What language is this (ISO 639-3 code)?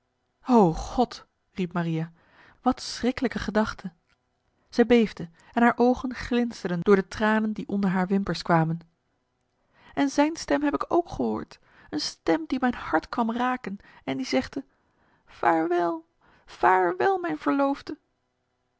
nld